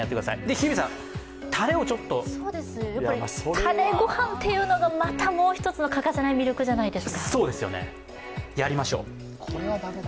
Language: Japanese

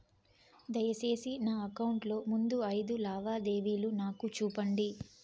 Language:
Telugu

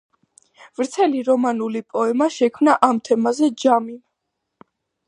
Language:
Georgian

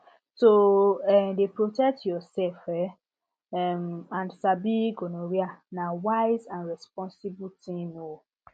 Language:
Nigerian Pidgin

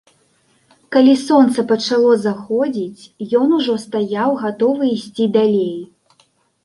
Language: Belarusian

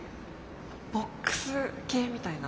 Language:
Japanese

